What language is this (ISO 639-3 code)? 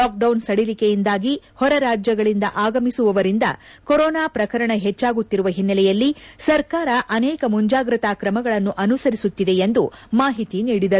kan